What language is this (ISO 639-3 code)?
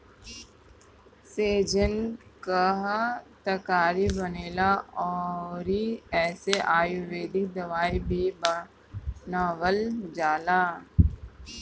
bho